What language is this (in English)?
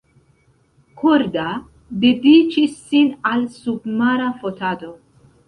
Esperanto